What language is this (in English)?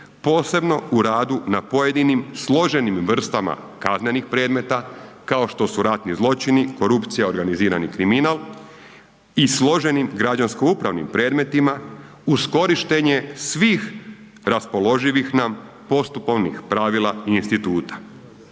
Croatian